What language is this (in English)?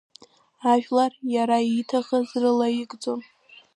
Abkhazian